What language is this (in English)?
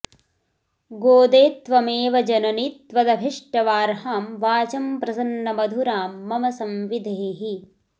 Sanskrit